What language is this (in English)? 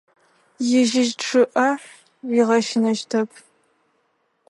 Adyghe